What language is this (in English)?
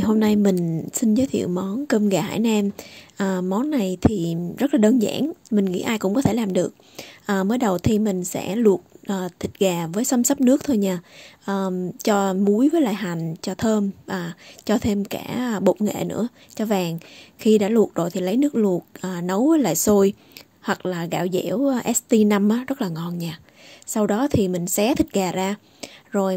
Vietnamese